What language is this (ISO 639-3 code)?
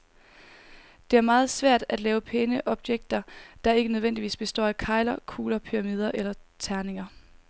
dan